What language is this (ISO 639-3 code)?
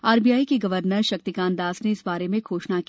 hin